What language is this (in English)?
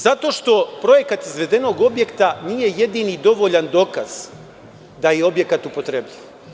Serbian